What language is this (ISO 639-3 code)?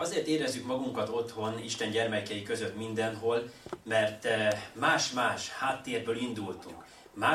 hun